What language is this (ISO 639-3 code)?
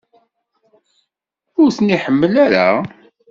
kab